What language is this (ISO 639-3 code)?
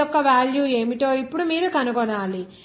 tel